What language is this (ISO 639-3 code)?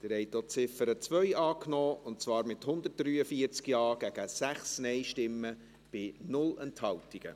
gsw